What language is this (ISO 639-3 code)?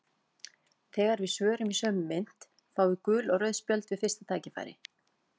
isl